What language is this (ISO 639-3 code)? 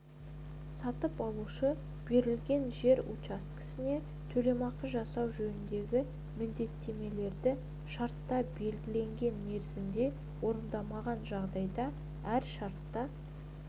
kaz